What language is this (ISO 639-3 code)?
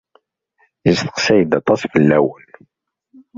kab